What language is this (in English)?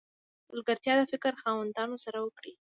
Pashto